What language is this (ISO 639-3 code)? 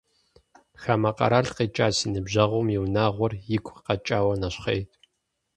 kbd